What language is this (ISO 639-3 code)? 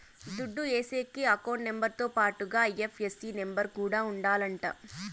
tel